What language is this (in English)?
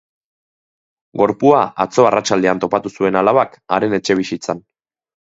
Basque